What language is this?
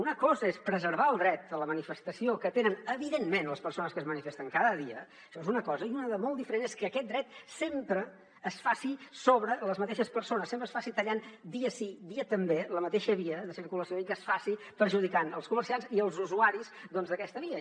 Catalan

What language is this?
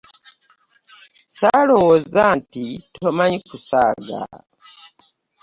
Ganda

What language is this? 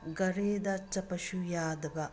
Manipuri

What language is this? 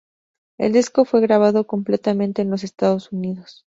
Spanish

